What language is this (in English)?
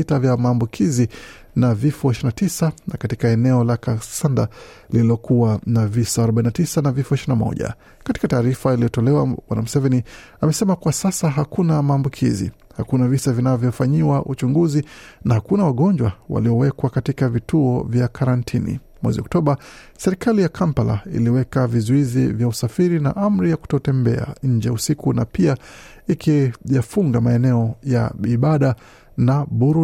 Swahili